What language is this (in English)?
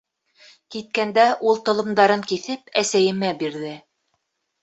Bashkir